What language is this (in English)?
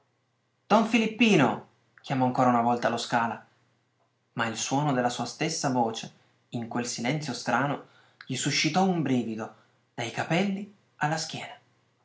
Italian